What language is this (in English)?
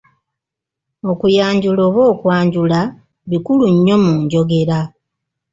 Ganda